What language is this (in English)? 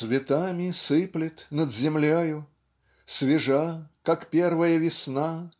Russian